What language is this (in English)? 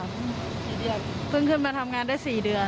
Thai